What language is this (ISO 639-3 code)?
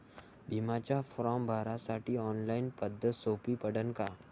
mar